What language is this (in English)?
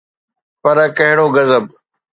Sindhi